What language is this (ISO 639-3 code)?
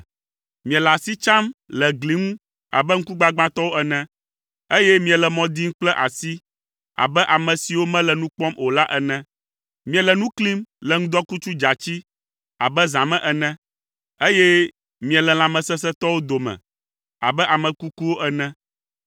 ewe